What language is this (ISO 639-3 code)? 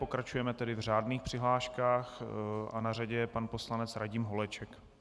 ces